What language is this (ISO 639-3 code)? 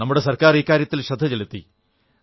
mal